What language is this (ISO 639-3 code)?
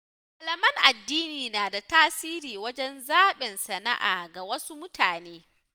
hau